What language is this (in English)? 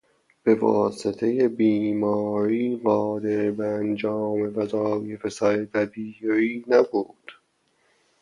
Persian